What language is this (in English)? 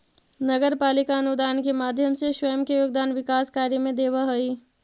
Magahi